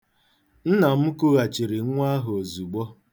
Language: Igbo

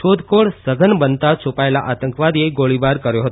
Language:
Gujarati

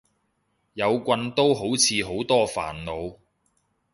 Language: Cantonese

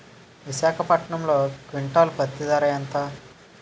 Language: Telugu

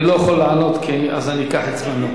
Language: Hebrew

